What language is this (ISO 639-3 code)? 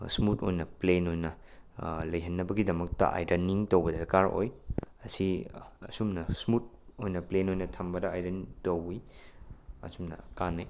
mni